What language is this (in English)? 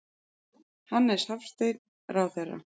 Icelandic